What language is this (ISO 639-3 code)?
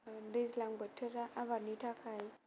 brx